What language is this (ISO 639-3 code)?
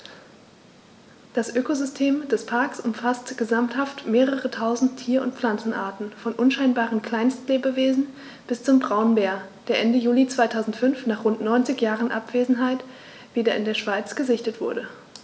deu